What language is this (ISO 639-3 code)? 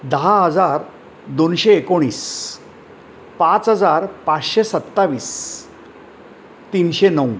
mar